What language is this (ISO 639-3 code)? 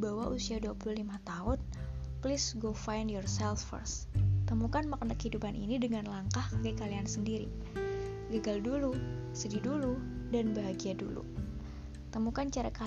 ind